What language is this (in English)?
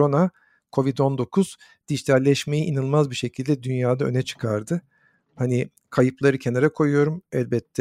Turkish